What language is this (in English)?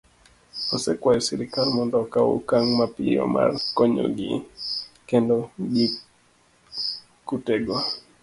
Luo (Kenya and Tanzania)